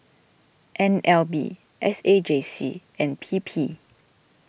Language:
English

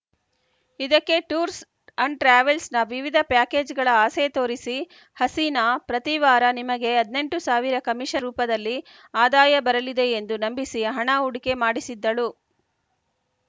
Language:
Kannada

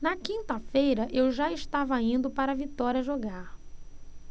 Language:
Portuguese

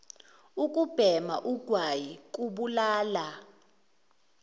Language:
Zulu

